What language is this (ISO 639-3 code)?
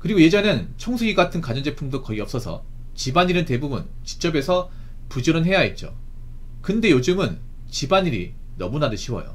kor